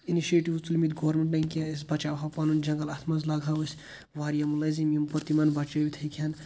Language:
Kashmiri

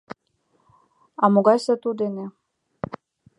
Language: Mari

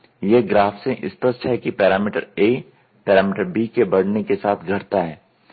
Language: Hindi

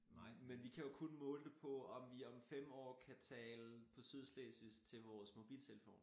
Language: Danish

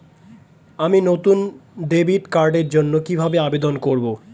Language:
Bangla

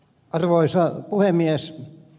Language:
Finnish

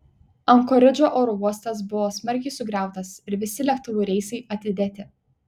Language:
Lithuanian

